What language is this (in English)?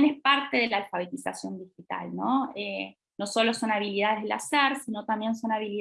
Spanish